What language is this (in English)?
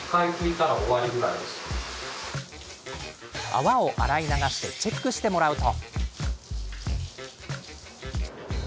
Japanese